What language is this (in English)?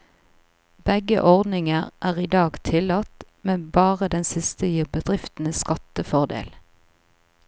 Norwegian